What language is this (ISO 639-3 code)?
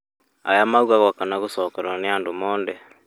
kik